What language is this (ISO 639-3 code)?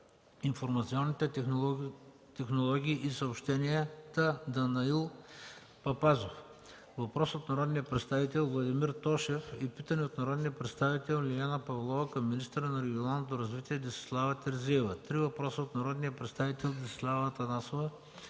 bul